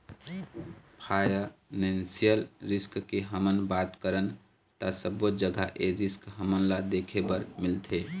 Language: Chhattisgarhi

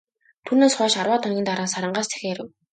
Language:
Mongolian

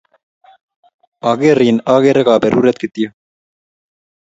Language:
Kalenjin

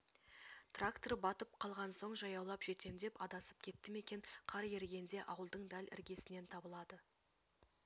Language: Kazakh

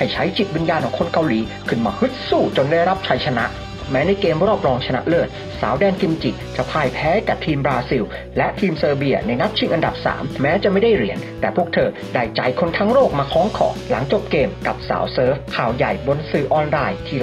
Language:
Thai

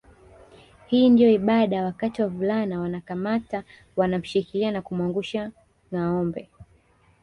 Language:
Swahili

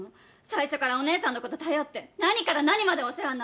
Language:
Japanese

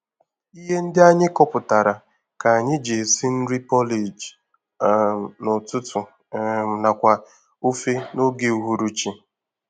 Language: Igbo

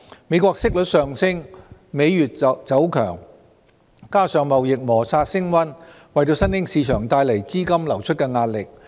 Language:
Cantonese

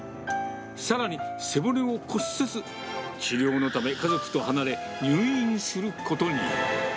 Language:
Japanese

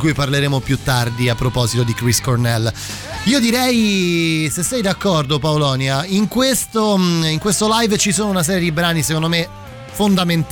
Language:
Italian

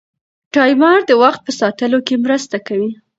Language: Pashto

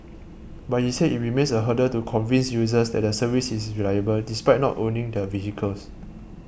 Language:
English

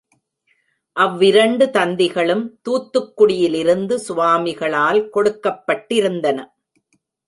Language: Tamil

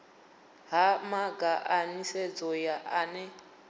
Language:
Venda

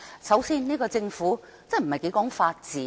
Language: Cantonese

